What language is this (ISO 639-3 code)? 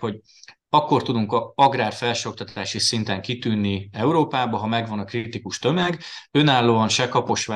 hun